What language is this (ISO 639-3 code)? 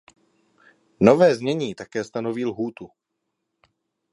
ces